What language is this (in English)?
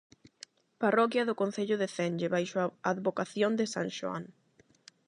Galician